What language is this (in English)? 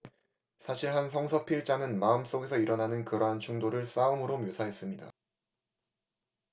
Korean